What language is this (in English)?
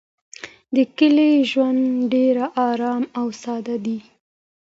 Pashto